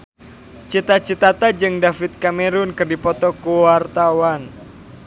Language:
Sundanese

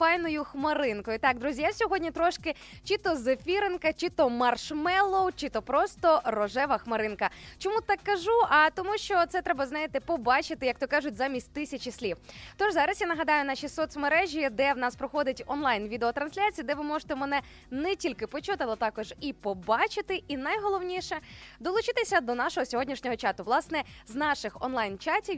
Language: Ukrainian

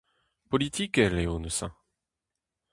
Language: Breton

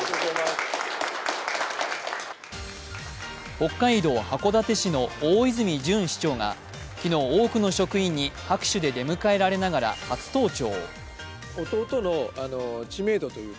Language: Japanese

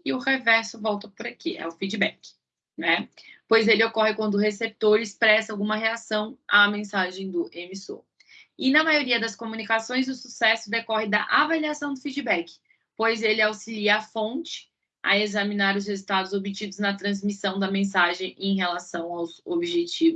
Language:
Portuguese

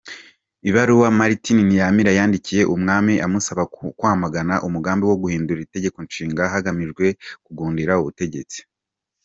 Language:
Kinyarwanda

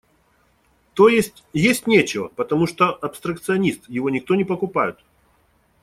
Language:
Russian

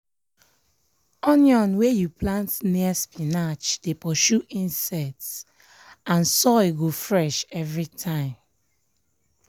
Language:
Nigerian Pidgin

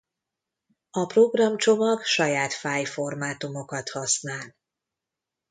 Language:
Hungarian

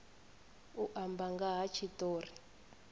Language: Venda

